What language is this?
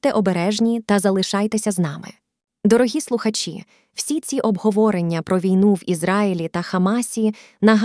Ukrainian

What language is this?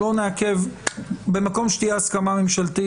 Hebrew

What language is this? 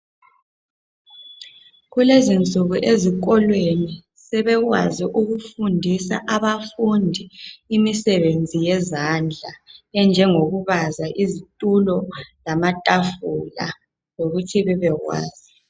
North Ndebele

